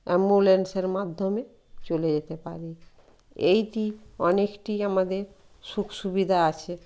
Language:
Bangla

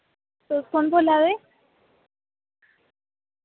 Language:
Dogri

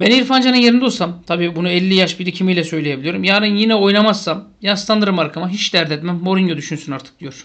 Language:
Turkish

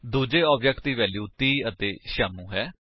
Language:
Punjabi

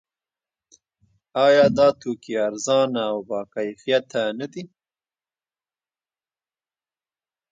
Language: Pashto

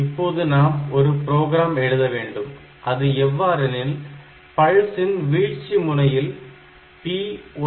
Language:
Tamil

